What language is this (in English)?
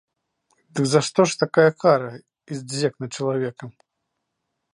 Belarusian